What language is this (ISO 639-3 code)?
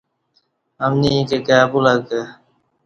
bsh